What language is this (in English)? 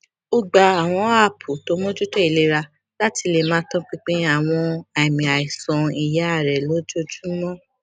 Yoruba